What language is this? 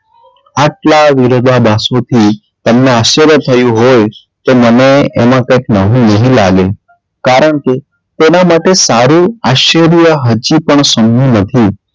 Gujarati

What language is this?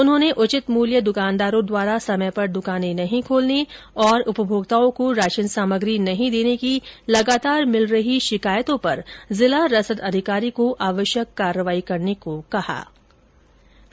Hindi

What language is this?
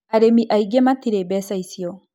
Kikuyu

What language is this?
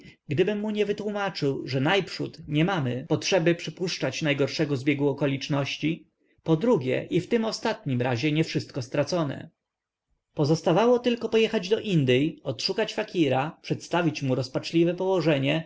Polish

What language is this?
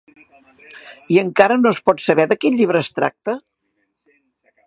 Catalan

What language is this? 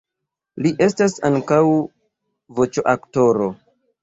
Esperanto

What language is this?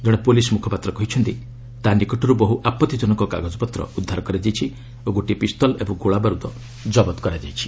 Odia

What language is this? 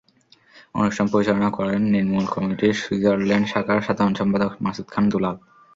Bangla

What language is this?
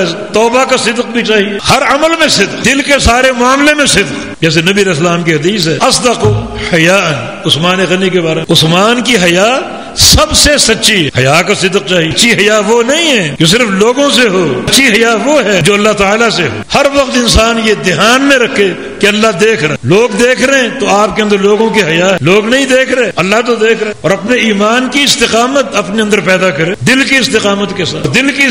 Arabic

